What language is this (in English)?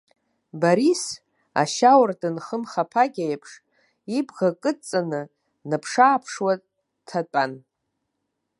Abkhazian